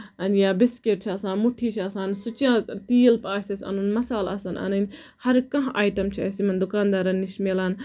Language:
Kashmiri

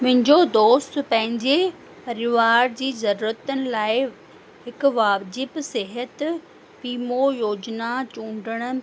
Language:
Sindhi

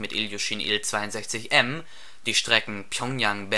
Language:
German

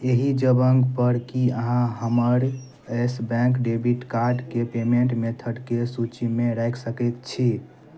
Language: Maithili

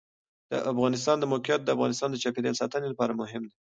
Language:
Pashto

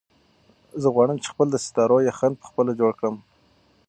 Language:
Pashto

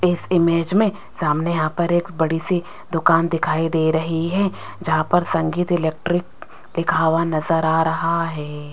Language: Hindi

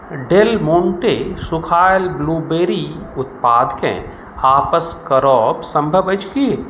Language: Maithili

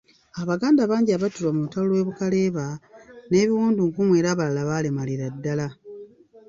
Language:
Ganda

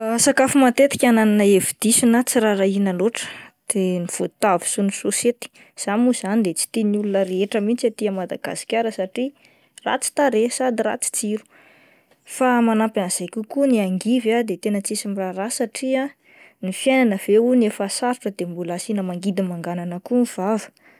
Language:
Malagasy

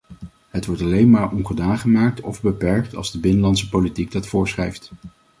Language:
Dutch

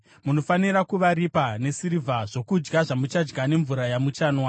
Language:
Shona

